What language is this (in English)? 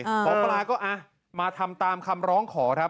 Thai